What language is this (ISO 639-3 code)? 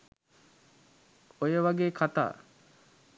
sin